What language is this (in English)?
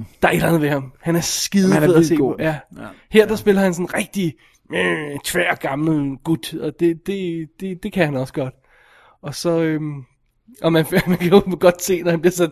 Danish